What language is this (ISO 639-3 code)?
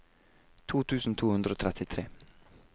nor